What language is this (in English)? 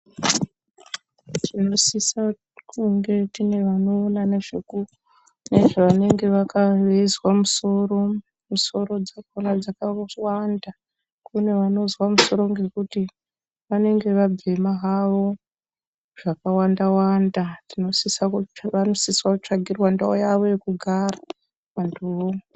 Ndau